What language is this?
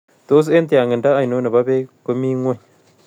Kalenjin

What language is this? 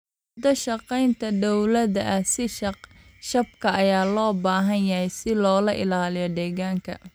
Somali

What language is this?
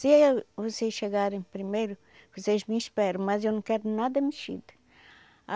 Portuguese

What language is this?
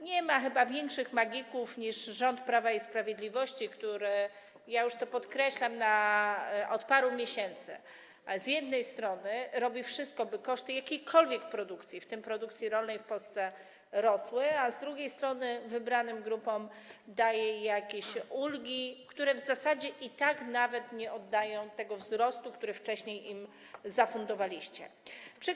Polish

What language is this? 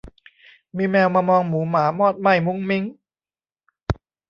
Thai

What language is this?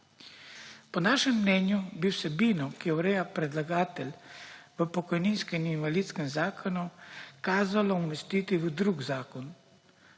Slovenian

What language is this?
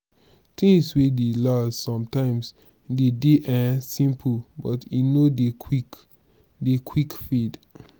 Nigerian Pidgin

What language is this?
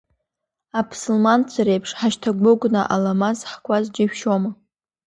Abkhazian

